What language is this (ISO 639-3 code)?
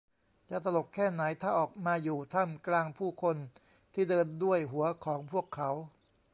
tha